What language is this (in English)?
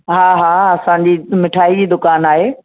Sindhi